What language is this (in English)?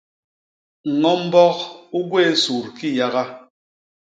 Basaa